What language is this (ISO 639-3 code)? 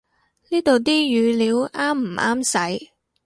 yue